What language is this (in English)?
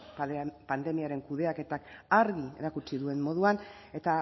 Basque